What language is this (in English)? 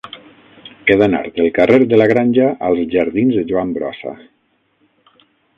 Catalan